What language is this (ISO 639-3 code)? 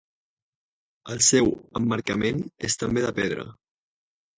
cat